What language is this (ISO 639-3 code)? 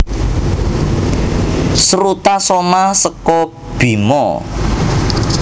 jav